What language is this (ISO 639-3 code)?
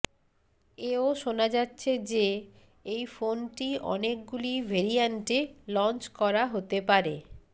ben